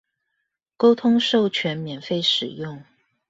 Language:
Chinese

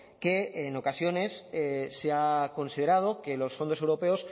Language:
Spanish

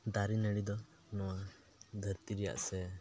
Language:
Santali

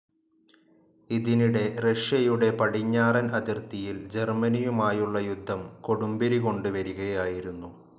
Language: Malayalam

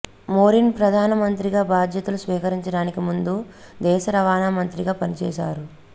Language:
Telugu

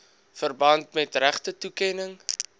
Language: Afrikaans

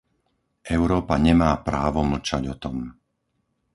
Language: Slovak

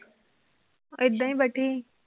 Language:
Punjabi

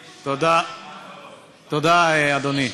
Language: Hebrew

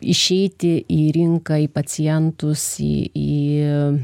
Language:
Lithuanian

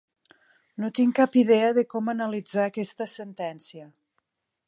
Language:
Catalan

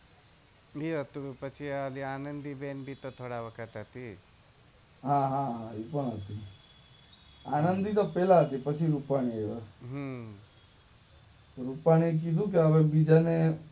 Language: Gujarati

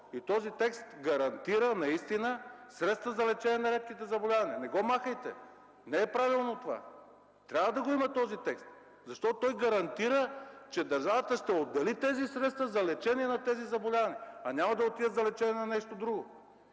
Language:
Bulgarian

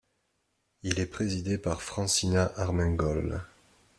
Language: French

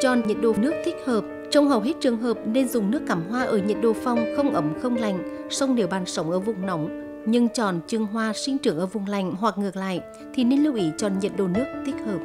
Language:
Vietnamese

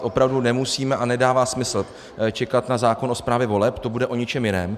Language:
Czech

